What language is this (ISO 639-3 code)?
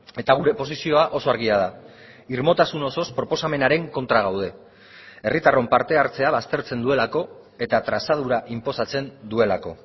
eus